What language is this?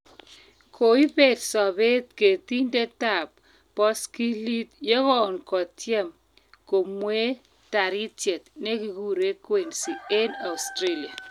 Kalenjin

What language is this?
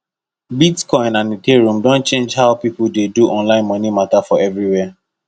Nigerian Pidgin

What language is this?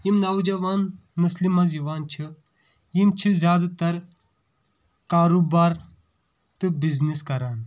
Kashmiri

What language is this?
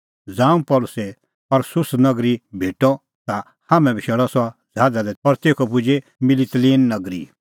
Kullu Pahari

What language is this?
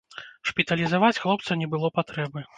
Belarusian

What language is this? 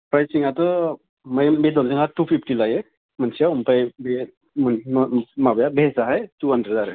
Bodo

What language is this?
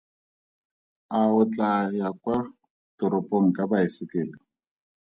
Tswana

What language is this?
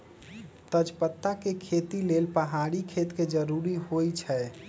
Magahi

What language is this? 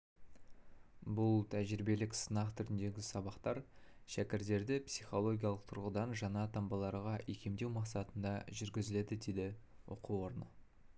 Kazakh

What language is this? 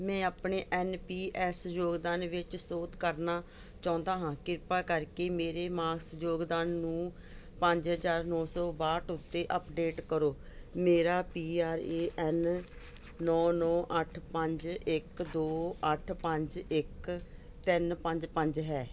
Punjabi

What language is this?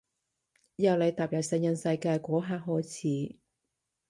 Cantonese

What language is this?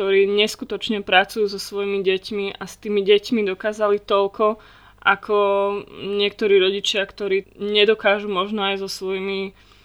Slovak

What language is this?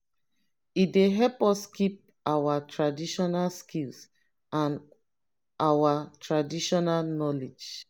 Nigerian Pidgin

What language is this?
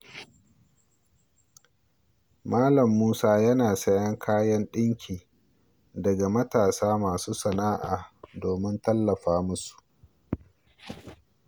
Hausa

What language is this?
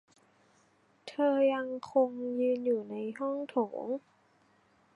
Thai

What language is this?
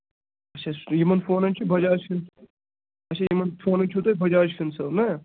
Kashmiri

